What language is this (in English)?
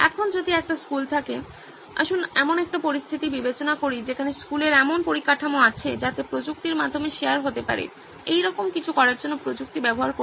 Bangla